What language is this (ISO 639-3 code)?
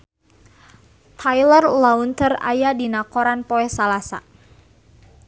sun